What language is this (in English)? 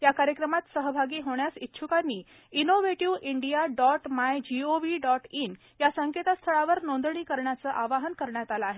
Marathi